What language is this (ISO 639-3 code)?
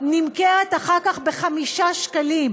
heb